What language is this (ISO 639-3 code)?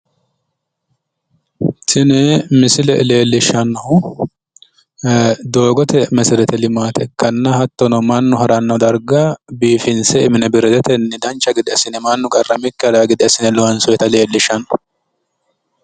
sid